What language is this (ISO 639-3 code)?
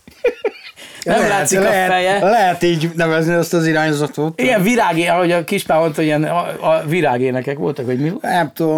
hun